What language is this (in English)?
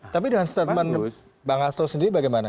Indonesian